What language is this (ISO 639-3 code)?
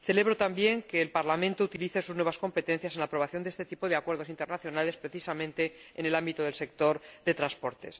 spa